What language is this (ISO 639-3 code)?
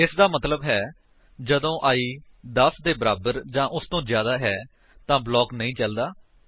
pan